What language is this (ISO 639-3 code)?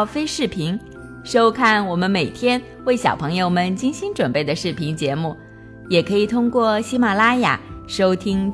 zho